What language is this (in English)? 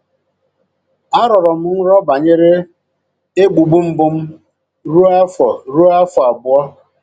Igbo